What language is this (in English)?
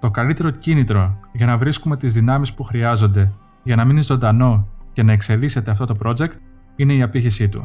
Greek